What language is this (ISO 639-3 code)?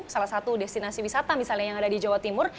ind